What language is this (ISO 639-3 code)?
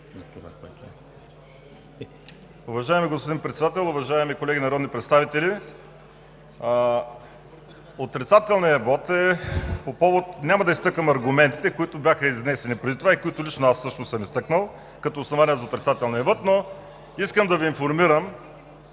bul